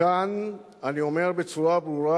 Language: Hebrew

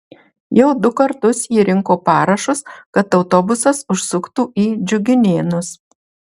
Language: Lithuanian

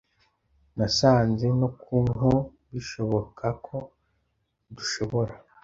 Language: Kinyarwanda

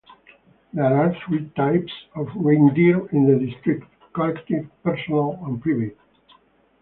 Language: English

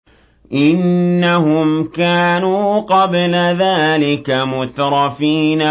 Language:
Arabic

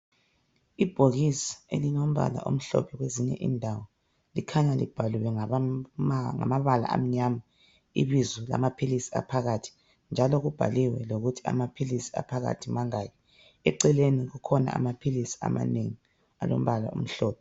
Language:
North Ndebele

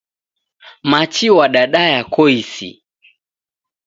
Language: Taita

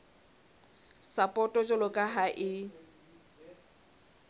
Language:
Southern Sotho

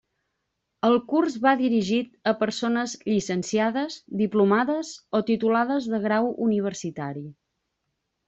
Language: Catalan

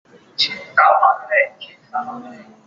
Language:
Chinese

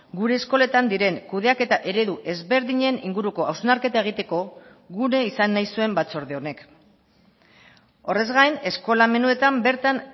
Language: Basque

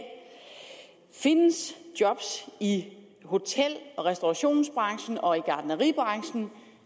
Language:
Danish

